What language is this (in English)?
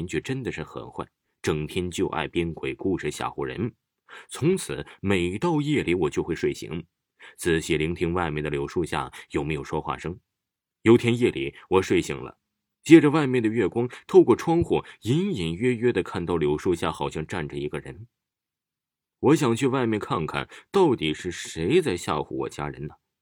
Chinese